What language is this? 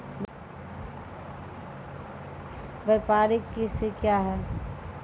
Maithili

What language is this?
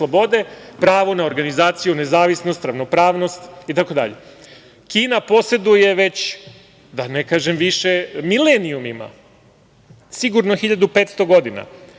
Serbian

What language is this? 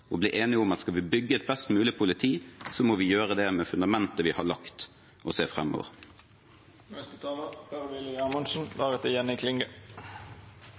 Norwegian Bokmål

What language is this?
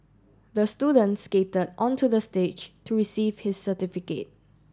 English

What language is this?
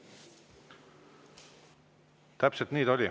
Estonian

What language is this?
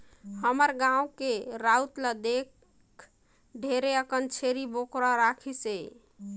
Chhattisgarhi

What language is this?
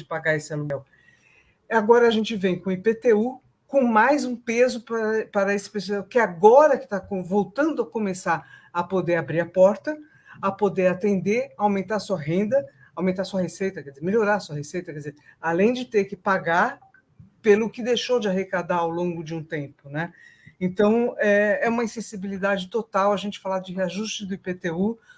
Portuguese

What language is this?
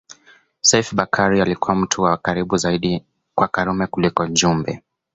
Swahili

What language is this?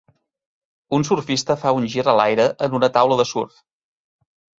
Catalan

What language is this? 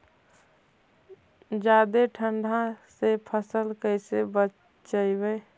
Magahi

